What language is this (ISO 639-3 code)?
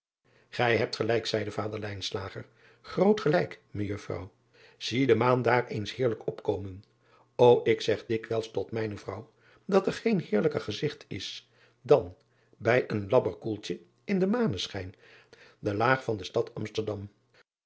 nld